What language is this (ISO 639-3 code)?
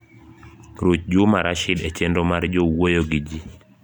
luo